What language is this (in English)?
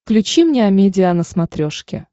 Russian